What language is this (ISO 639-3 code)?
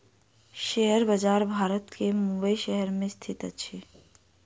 mai